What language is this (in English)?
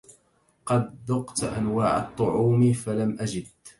Arabic